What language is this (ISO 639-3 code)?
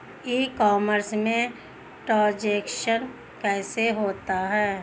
hin